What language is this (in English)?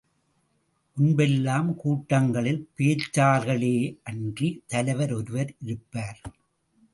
Tamil